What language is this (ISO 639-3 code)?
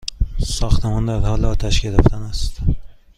fas